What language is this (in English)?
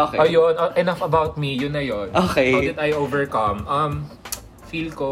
Filipino